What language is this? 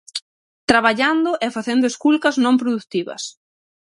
Galician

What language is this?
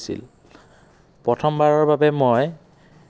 Assamese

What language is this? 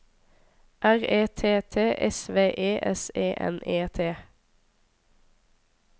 Norwegian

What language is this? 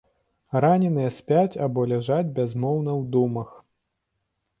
Belarusian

